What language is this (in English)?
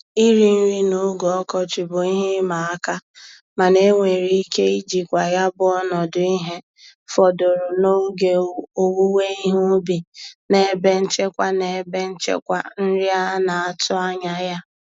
Igbo